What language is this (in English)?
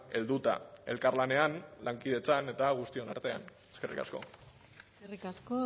Basque